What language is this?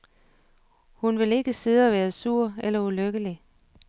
Danish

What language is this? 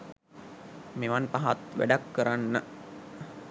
Sinhala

